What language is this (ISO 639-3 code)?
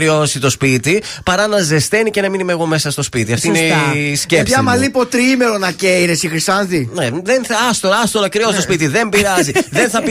ell